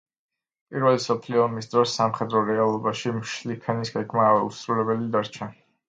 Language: Georgian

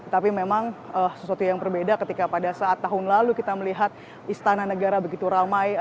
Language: Indonesian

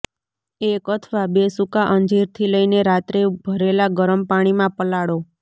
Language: Gujarati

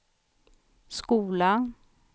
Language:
Swedish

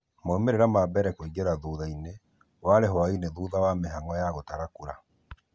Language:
Kikuyu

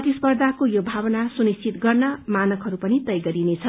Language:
Nepali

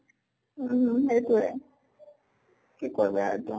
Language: Assamese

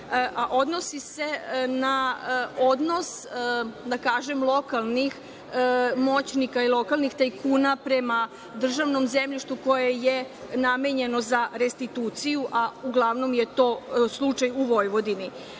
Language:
Serbian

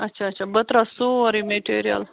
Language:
Kashmiri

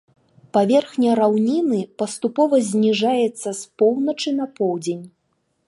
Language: Belarusian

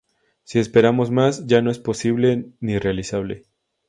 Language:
Spanish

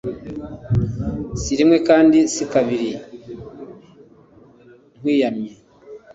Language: Kinyarwanda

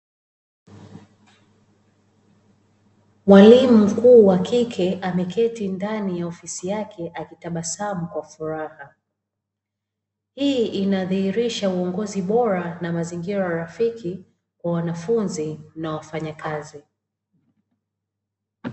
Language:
Swahili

